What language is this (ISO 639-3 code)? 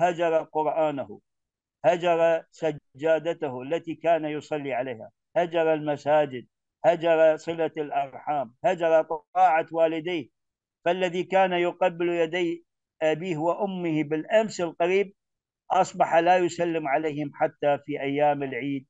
ara